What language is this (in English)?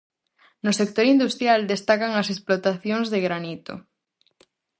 Galician